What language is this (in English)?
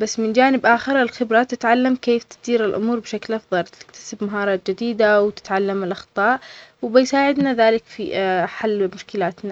Omani Arabic